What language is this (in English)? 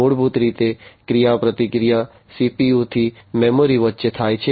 Gujarati